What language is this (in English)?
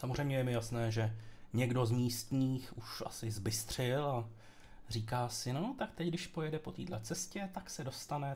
Czech